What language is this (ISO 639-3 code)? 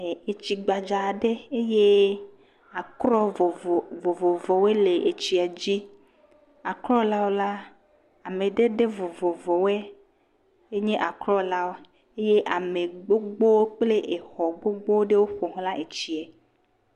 ewe